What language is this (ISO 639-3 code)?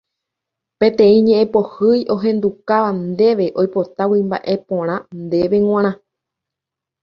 grn